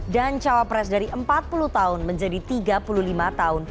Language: Indonesian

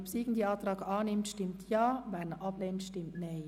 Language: Swiss German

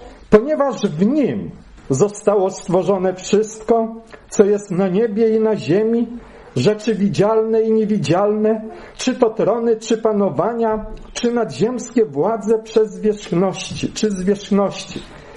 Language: Polish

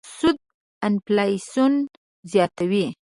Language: Pashto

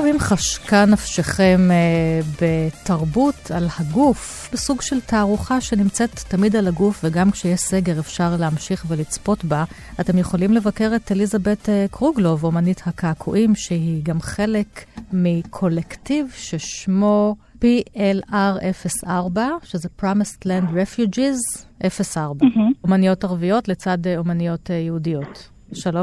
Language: Hebrew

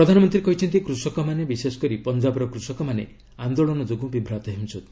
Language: Odia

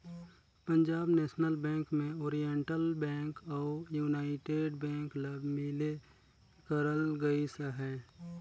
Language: Chhattisgarhi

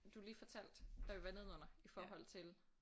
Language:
Danish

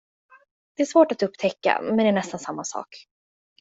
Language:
Swedish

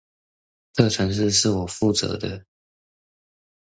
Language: Chinese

